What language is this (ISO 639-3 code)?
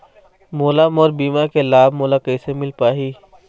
hne